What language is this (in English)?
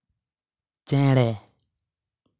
Santali